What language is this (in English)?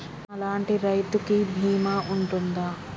Telugu